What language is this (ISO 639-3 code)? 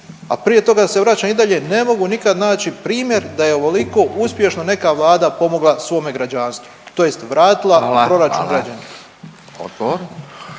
hrv